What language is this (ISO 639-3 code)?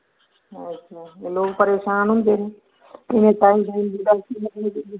doi